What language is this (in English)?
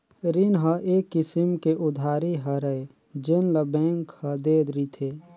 Chhattisgarhi